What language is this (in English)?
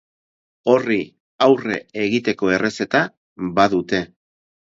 Basque